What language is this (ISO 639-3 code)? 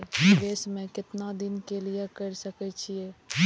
mai